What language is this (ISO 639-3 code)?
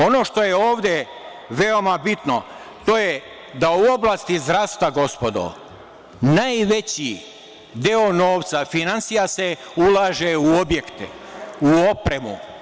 srp